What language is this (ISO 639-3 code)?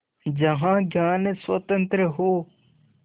hin